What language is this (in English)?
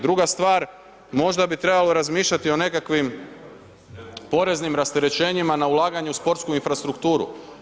Croatian